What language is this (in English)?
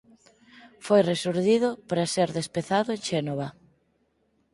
Galician